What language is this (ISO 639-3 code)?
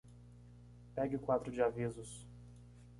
por